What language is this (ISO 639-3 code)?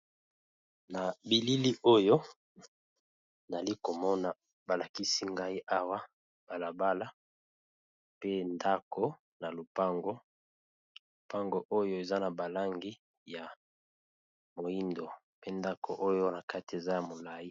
lin